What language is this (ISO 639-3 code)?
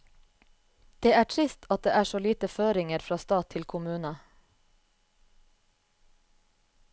nor